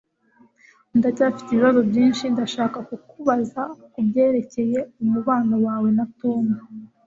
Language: Kinyarwanda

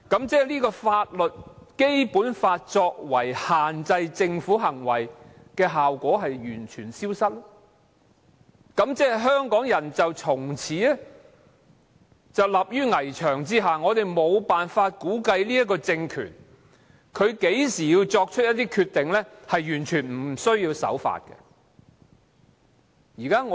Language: Cantonese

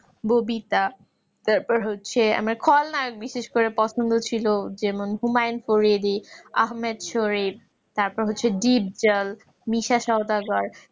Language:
Bangla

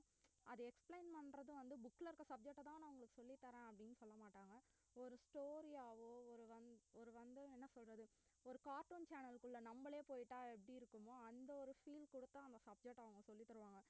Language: Tamil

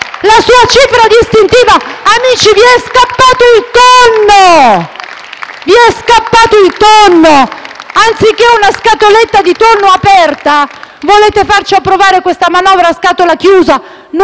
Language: Italian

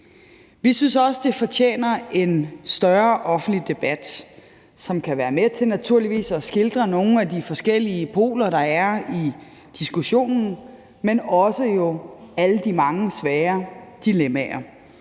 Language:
Danish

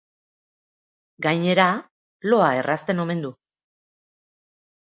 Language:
Basque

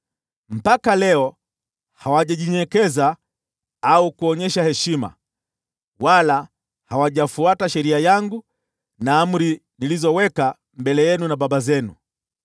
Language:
Swahili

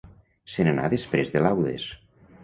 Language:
Catalan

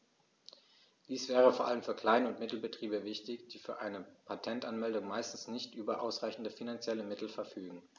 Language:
German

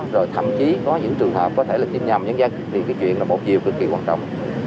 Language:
Vietnamese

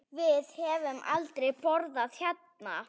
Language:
Icelandic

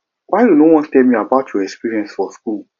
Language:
Nigerian Pidgin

